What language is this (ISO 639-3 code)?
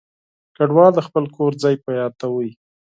pus